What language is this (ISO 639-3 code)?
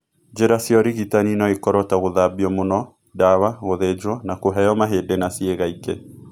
kik